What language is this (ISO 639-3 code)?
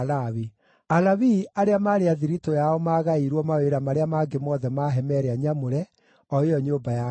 kik